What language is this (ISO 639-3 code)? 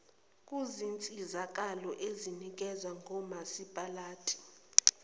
zul